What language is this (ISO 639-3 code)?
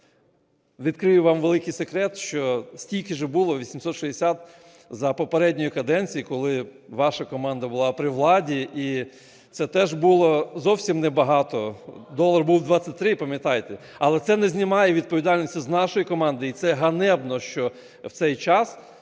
ukr